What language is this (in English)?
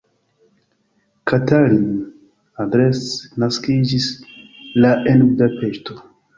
Esperanto